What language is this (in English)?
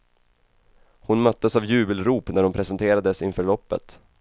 Swedish